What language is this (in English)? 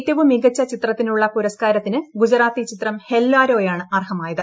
Malayalam